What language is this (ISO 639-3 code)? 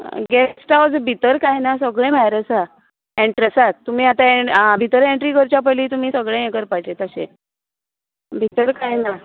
kok